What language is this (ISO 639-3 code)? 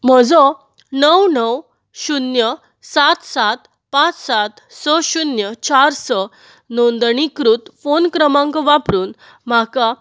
kok